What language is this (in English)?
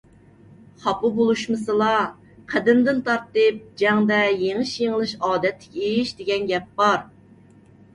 Uyghur